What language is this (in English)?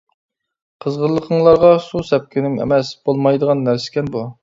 Uyghur